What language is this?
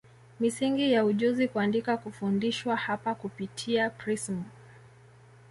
Swahili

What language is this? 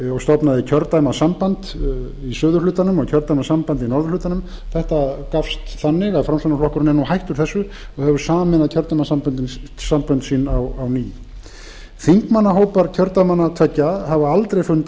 Icelandic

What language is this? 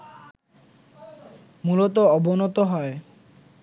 Bangla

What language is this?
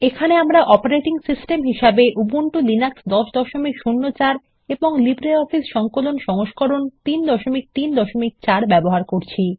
Bangla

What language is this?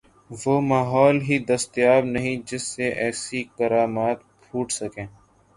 Urdu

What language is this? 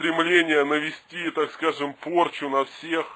Russian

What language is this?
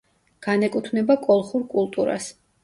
Georgian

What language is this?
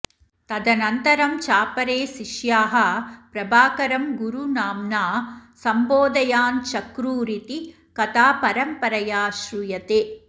Sanskrit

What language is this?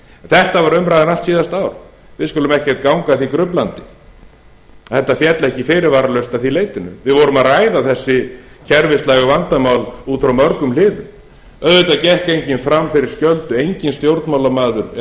Icelandic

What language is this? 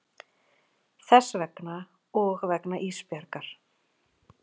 Icelandic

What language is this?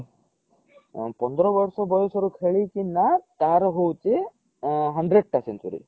Odia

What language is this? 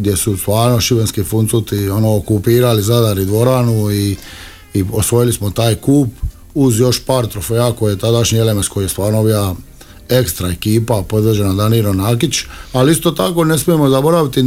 Croatian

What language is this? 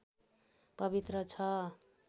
Nepali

